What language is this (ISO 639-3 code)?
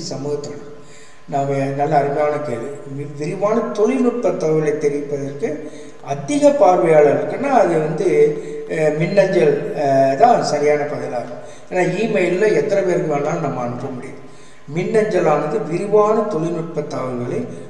tam